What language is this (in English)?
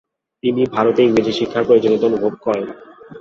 Bangla